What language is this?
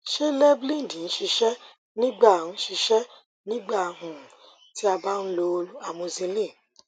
Yoruba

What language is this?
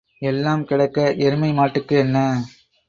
Tamil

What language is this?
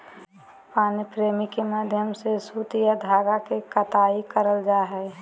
Magahi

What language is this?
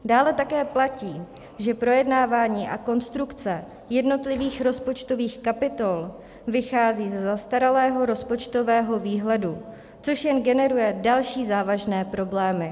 Czech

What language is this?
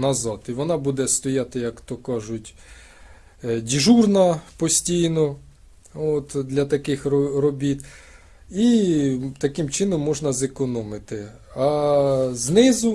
Ukrainian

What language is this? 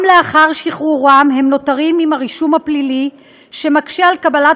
Hebrew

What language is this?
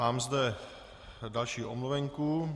Czech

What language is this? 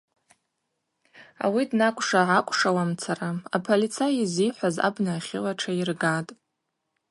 Abaza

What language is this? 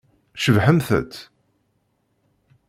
Kabyle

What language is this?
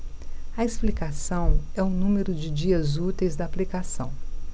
Portuguese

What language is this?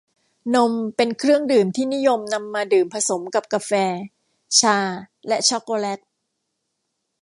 Thai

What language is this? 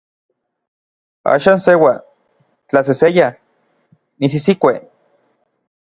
Orizaba Nahuatl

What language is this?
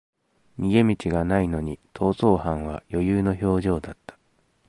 Japanese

